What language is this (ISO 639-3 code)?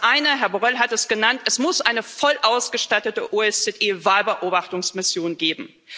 deu